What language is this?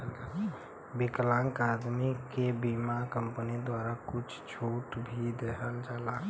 Bhojpuri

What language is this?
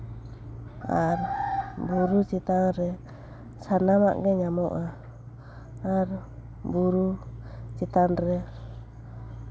Santali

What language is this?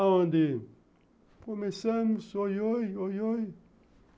Portuguese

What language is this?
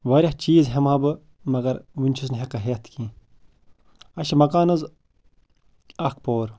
Kashmiri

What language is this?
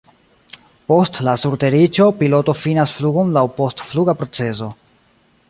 Esperanto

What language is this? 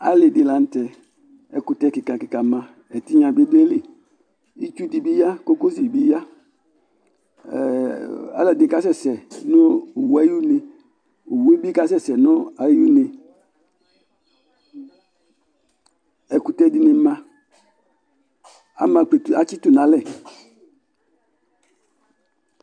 Ikposo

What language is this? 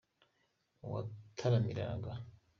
Kinyarwanda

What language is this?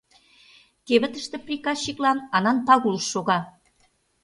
Mari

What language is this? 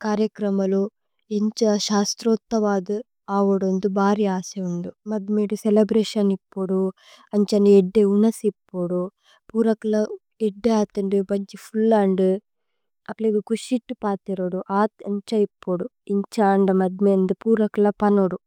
Tulu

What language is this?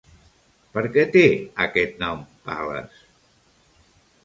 Catalan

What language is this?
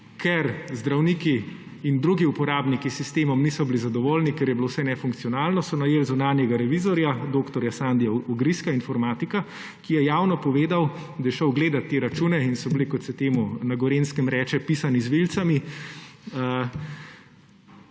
Slovenian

